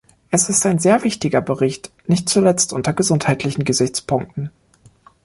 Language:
German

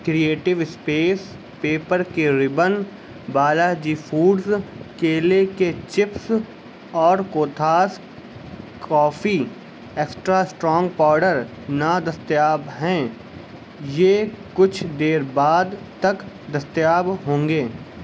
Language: Urdu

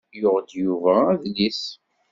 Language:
Kabyle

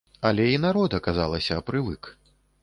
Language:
Belarusian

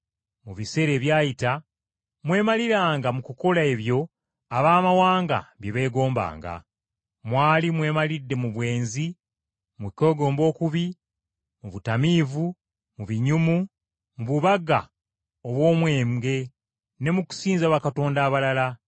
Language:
Ganda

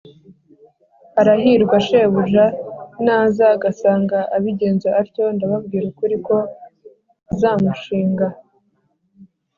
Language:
Kinyarwanda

